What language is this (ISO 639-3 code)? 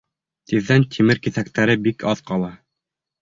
bak